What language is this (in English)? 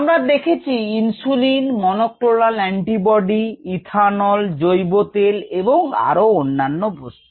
Bangla